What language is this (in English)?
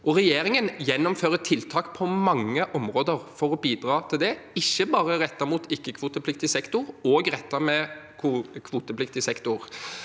Norwegian